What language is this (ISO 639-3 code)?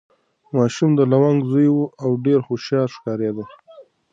pus